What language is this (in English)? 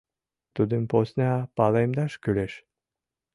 Mari